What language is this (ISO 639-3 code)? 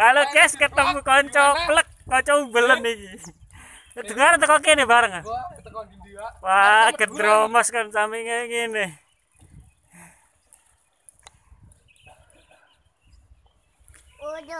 nld